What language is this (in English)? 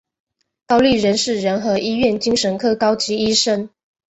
Chinese